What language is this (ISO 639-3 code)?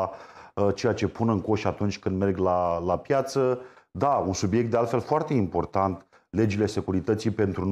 ron